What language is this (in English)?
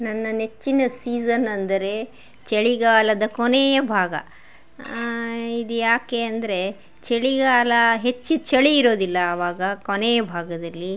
Kannada